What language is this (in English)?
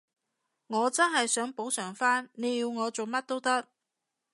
Cantonese